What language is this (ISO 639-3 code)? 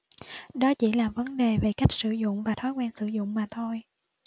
vie